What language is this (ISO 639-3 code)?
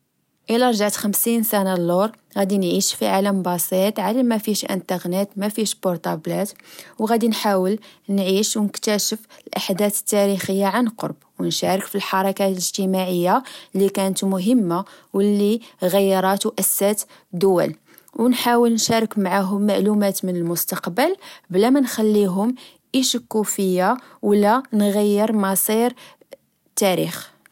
ary